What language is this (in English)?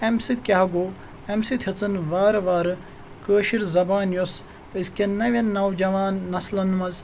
Kashmiri